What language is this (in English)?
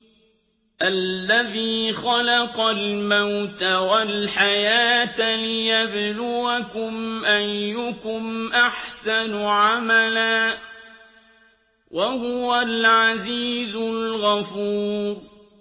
Arabic